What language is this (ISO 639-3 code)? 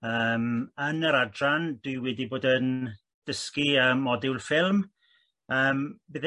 cym